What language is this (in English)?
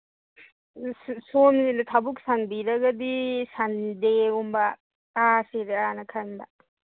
Manipuri